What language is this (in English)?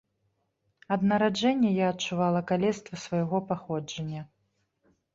Belarusian